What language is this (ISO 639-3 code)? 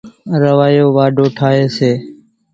gjk